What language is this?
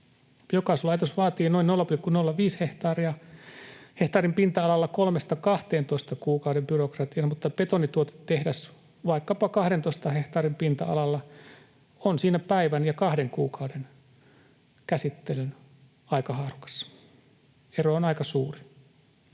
Finnish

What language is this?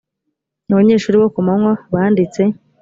Kinyarwanda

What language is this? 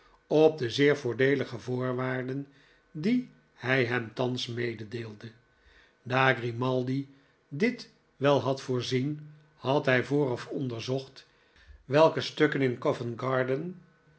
Dutch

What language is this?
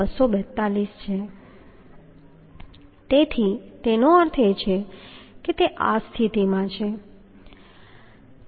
Gujarati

